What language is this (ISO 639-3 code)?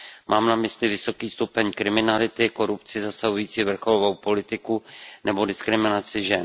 ces